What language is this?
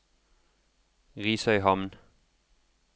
Norwegian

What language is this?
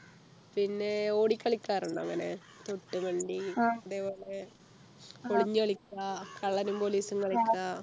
Malayalam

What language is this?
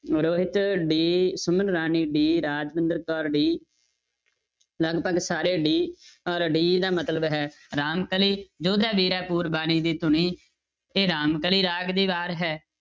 Punjabi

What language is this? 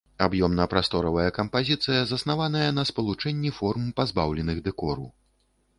Belarusian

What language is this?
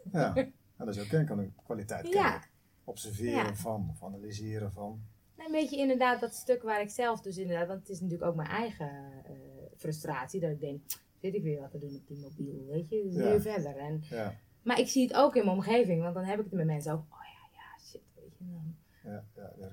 Dutch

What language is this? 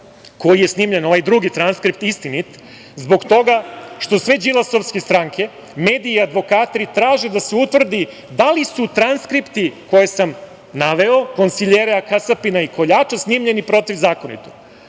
Serbian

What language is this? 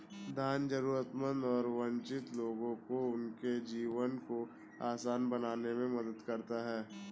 Hindi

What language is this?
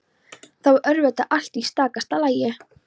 Icelandic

